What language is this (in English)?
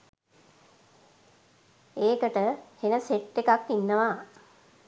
Sinhala